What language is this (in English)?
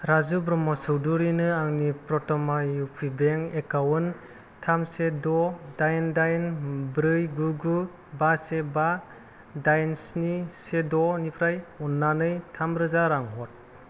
Bodo